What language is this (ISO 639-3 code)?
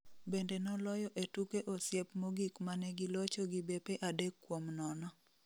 luo